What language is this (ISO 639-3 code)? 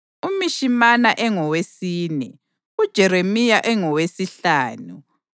nde